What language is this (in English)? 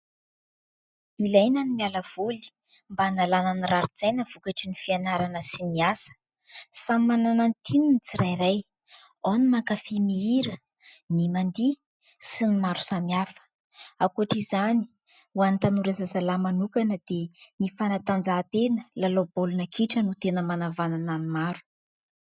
Malagasy